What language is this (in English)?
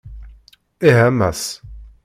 Kabyle